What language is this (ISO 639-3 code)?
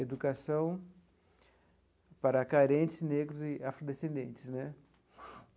por